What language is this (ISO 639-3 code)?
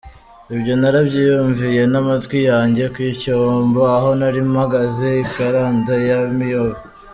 kin